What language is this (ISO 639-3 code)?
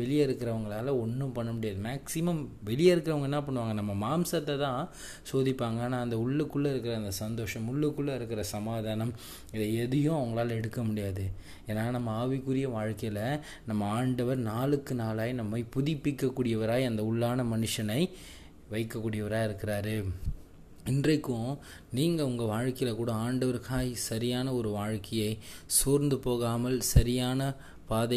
tam